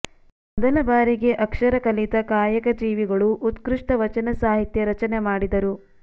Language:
Kannada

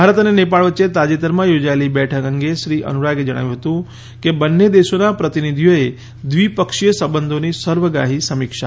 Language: Gujarati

